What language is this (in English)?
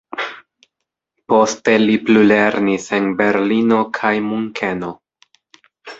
Esperanto